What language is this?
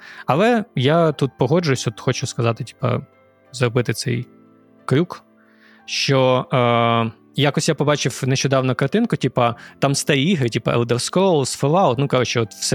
Ukrainian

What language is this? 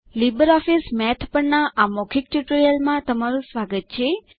Gujarati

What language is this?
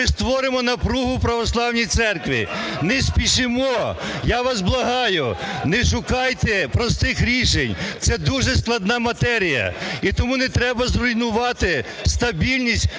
Ukrainian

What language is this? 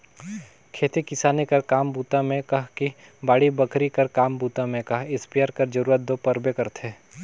Chhattisgarhi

